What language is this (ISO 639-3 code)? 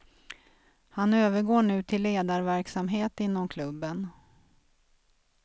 swe